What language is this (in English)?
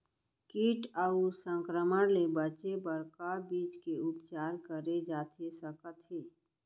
Chhattisgarhi